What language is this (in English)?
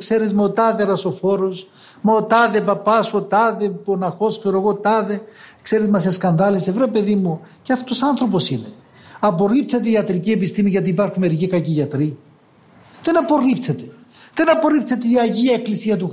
Greek